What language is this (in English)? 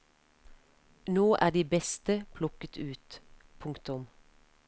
Norwegian